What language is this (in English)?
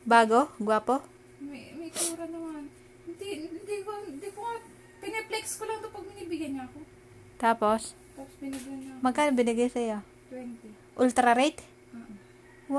Filipino